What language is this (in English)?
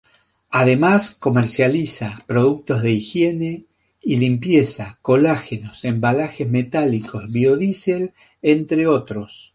Spanish